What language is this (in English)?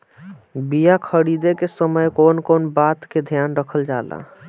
Bhojpuri